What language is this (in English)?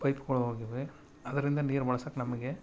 Kannada